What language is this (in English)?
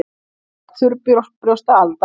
Icelandic